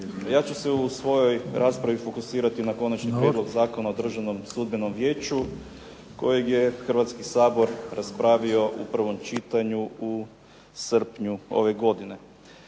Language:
Croatian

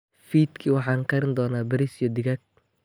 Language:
Somali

